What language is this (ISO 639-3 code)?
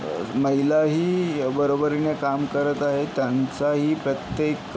mar